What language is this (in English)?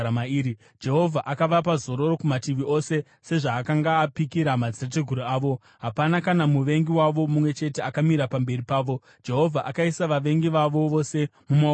Shona